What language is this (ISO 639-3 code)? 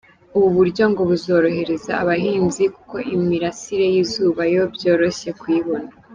kin